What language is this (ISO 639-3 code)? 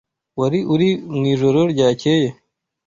kin